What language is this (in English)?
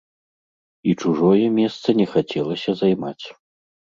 Belarusian